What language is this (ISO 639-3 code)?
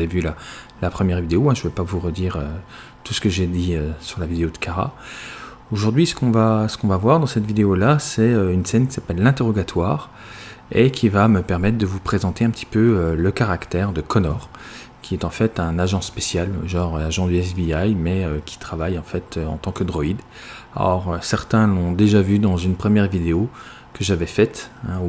fra